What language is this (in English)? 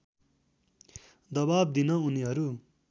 Nepali